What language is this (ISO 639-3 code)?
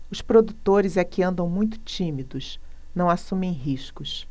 por